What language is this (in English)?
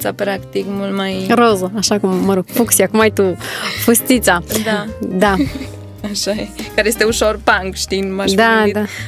Romanian